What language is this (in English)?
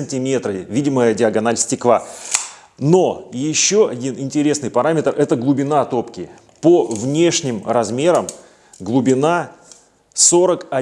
Russian